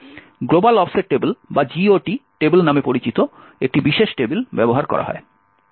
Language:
Bangla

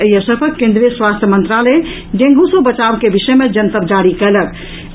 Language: Maithili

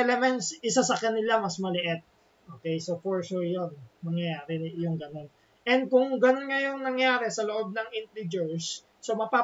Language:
Filipino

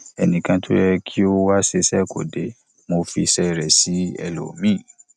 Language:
Yoruba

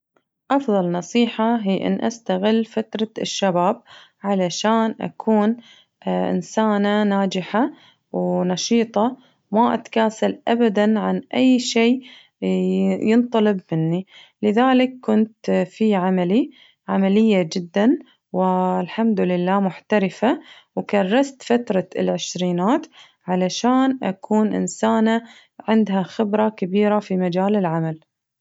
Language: Najdi Arabic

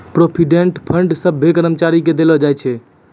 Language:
Maithili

